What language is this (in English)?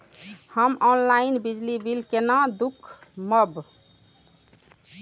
Maithili